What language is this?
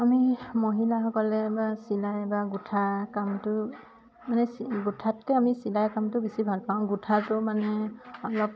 Assamese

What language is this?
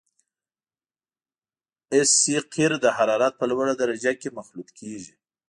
Pashto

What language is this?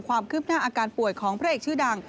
Thai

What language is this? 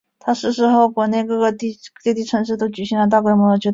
Chinese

